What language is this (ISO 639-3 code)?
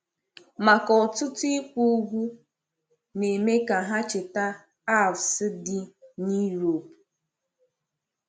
ibo